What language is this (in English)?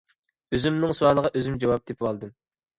Uyghur